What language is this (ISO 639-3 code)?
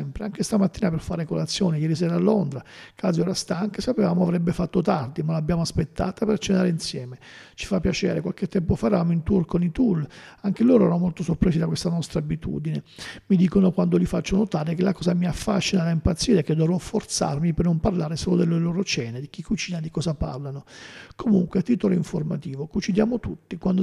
ita